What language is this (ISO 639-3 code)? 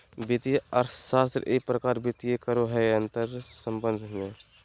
mag